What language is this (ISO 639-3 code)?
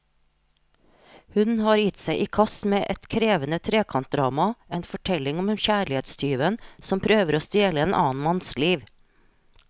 nor